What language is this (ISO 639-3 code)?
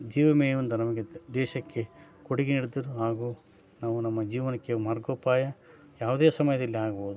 kan